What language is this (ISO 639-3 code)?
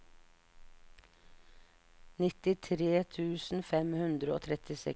nor